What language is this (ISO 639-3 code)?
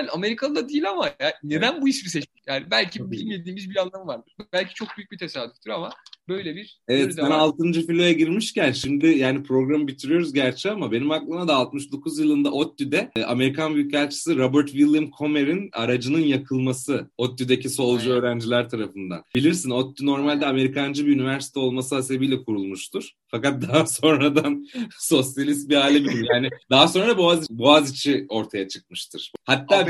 tur